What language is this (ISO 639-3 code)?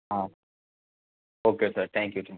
guj